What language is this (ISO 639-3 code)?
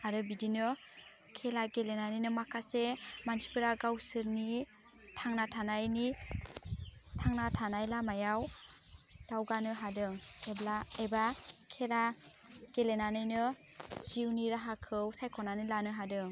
brx